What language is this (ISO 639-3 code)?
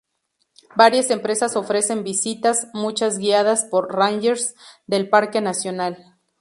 spa